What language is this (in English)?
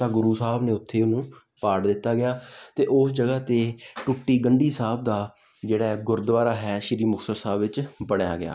Punjabi